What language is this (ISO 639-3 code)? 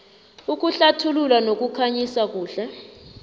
nbl